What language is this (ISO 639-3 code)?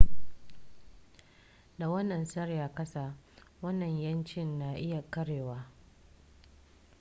hau